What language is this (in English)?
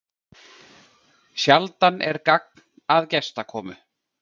Icelandic